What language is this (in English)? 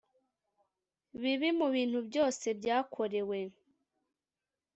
Kinyarwanda